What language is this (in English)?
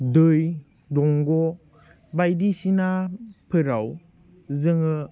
Bodo